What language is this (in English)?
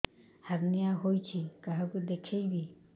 Odia